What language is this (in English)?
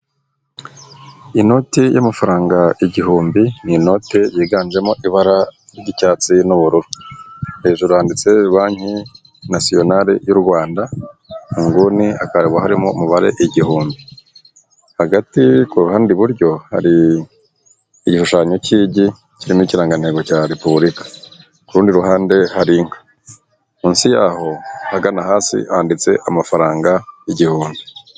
Kinyarwanda